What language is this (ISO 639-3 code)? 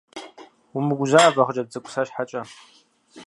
kbd